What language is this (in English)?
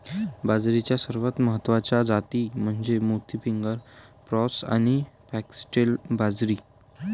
Marathi